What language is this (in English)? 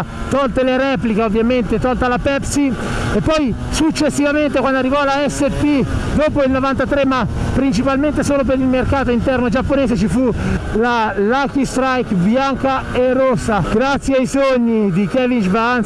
Italian